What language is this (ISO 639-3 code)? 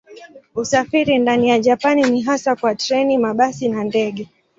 swa